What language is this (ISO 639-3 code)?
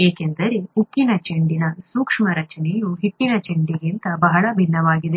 kan